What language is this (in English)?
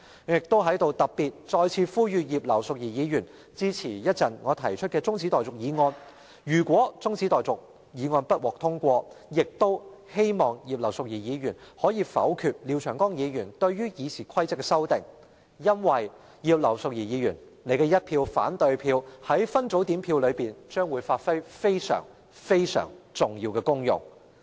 Cantonese